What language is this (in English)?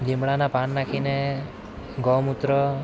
Gujarati